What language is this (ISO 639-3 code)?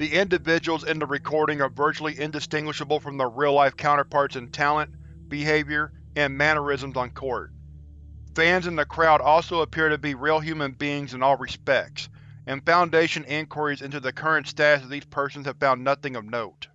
eng